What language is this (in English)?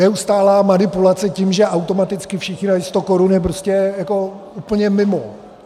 Czech